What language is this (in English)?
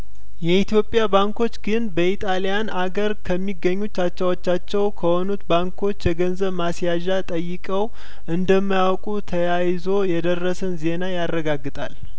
Amharic